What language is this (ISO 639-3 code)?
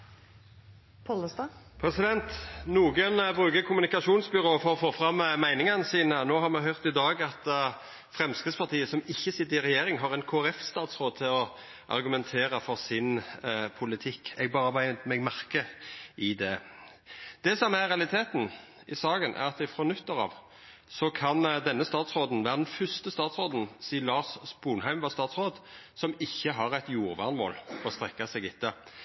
nno